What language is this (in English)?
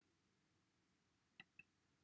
Welsh